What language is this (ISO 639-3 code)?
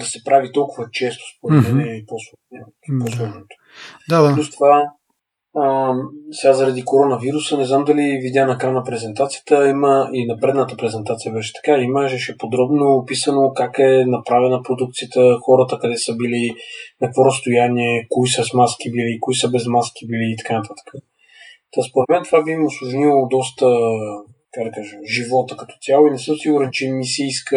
bul